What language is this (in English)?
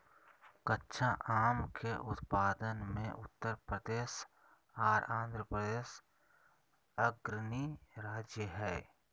Magahi